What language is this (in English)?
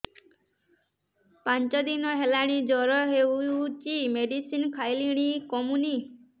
Odia